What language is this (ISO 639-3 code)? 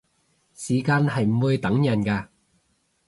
yue